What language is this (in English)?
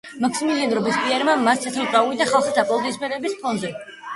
Georgian